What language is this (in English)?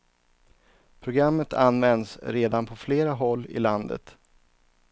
Swedish